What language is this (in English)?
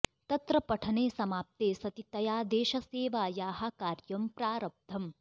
Sanskrit